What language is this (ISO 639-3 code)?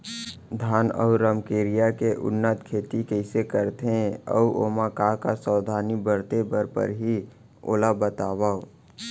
hne